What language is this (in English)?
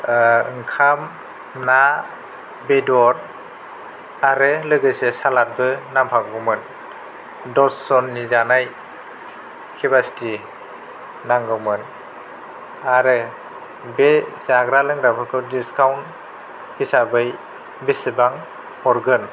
Bodo